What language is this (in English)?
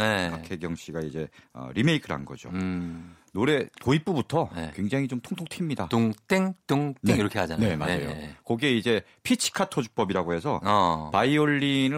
Korean